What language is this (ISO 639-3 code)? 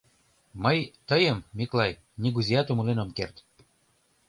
chm